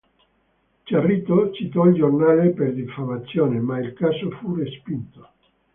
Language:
Italian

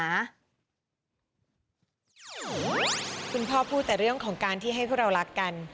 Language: Thai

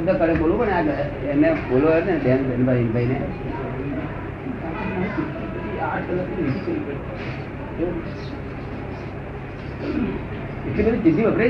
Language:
Gujarati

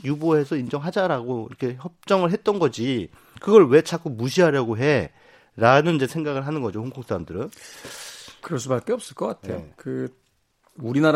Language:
Korean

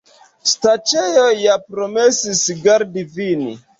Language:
Esperanto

